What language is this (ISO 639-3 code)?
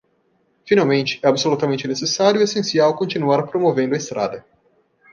por